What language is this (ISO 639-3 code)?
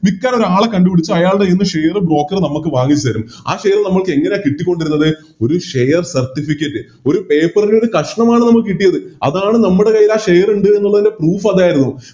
mal